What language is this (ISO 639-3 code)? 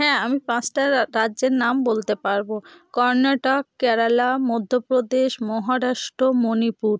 ben